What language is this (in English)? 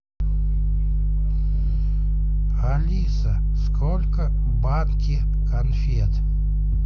Russian